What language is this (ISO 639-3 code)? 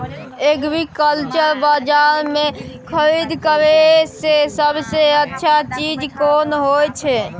mai